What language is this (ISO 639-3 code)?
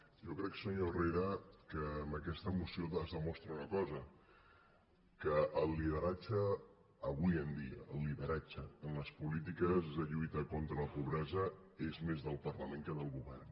cat